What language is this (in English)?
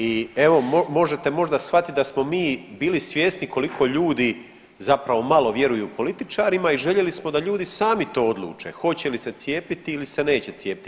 Croatian